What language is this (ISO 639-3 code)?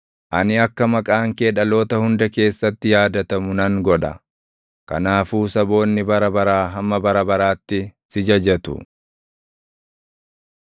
orm